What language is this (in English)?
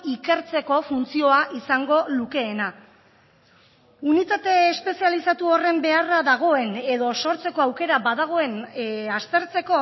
Basque